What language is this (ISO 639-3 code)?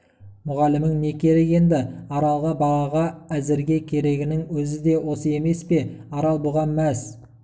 kaz